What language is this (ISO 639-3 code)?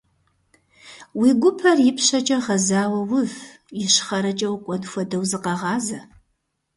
kbd